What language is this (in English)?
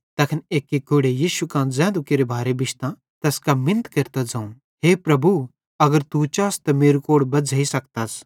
Bhadrawahi